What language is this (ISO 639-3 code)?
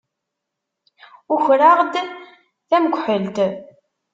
kab